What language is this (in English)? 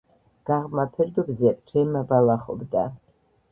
Georgian